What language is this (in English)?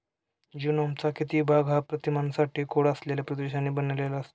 Marathi